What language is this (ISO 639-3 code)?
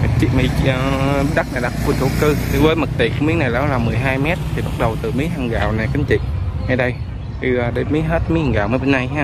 vie